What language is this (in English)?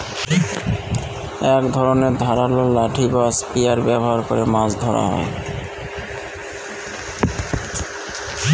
Bangla